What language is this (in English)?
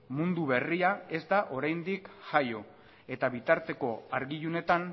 Basque